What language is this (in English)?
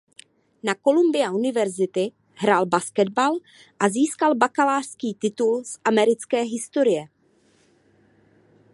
Czech